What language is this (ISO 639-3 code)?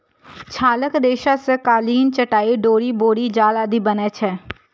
mai